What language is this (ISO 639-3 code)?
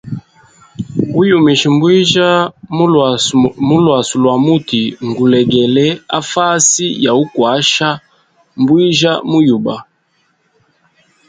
hem